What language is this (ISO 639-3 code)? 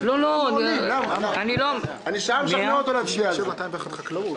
heb